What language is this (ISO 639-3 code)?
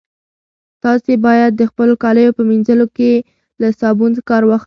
pus